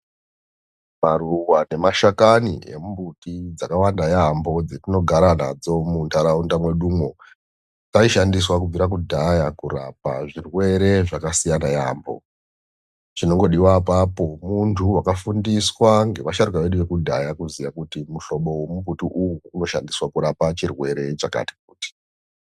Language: Ndau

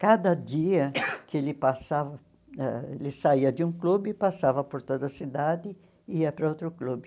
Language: Portuguese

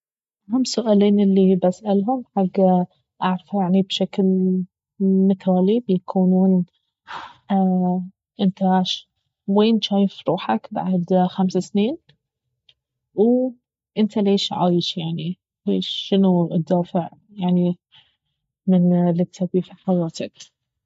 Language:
Baharna Arabic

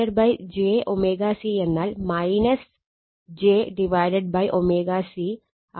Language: Malayalam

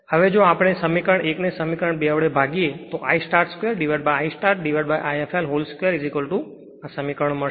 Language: Gujarati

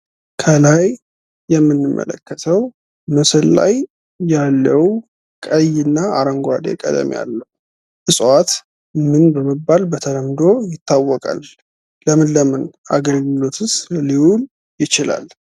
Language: Amharic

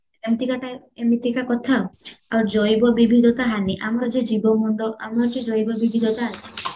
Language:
Odia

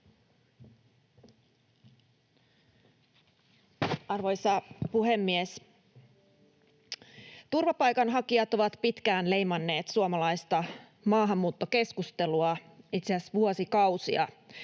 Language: Finnish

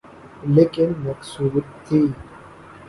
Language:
Urdu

